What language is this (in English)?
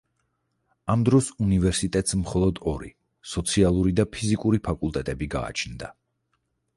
Georgian